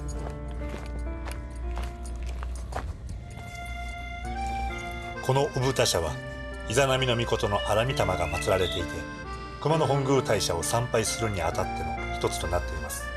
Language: Japanese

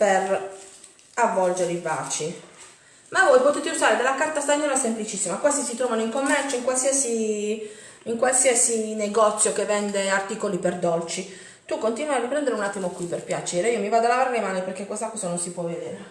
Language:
Italian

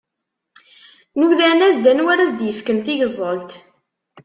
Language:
Kabyle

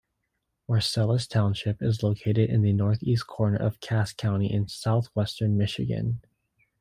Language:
English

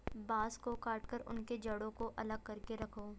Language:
Hindi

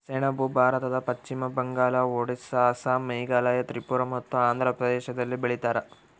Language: Kannada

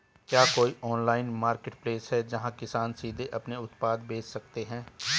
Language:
Hindi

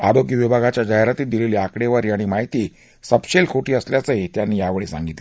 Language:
Marathi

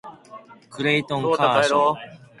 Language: Japanese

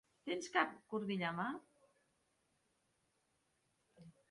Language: Catalan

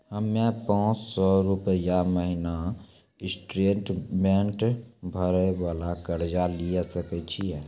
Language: Maithili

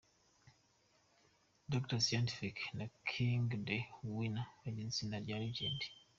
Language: Kinyarwanda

